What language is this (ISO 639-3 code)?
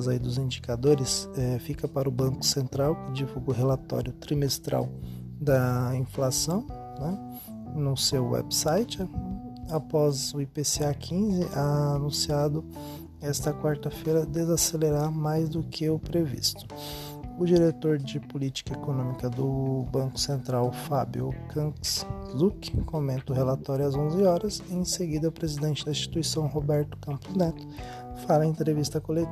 por